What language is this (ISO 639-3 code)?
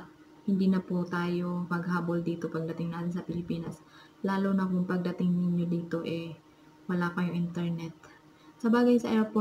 fil